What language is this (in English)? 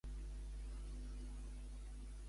Catalan